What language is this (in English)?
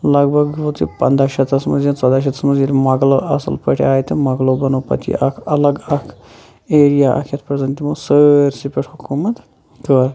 Kashmiri